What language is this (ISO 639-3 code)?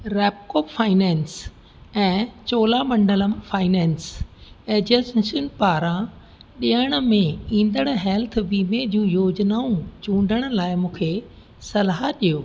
snd